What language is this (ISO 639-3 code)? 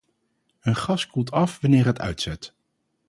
nld